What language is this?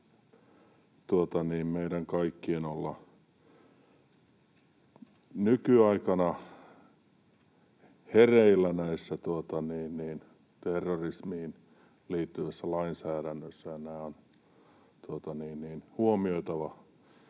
Finnish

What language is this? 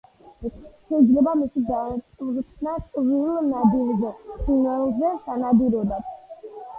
Georgian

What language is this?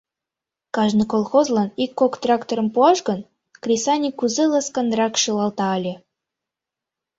Mari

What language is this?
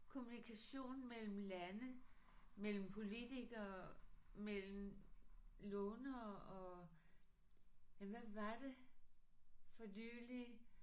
Danish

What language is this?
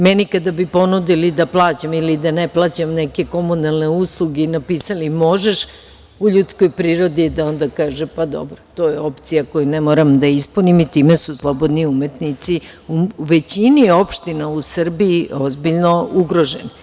Serbian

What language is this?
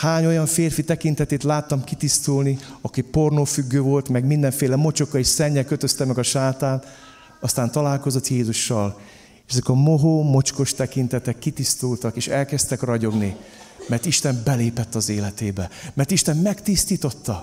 Hungarian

